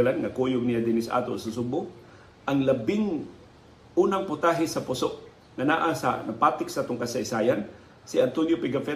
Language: Filipino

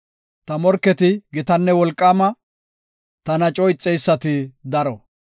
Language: Gofa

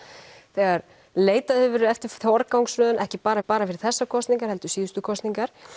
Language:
Icelandic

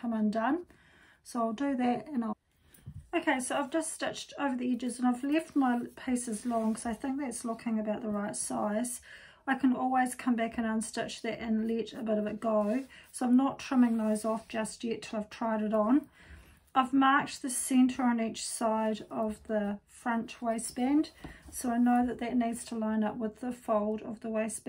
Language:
English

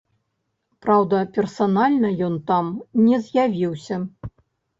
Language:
Belarusian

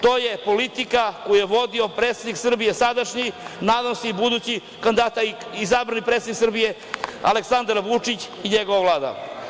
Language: Serbian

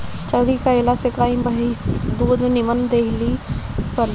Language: Bhojpuri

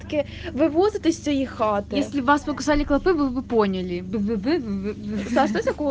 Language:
Russian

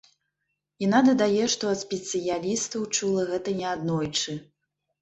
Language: Belarusian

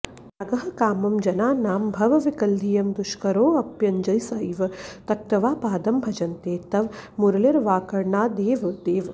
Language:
Sanskrit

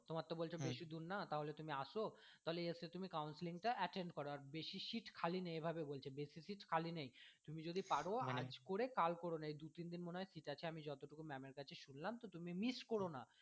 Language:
Bangla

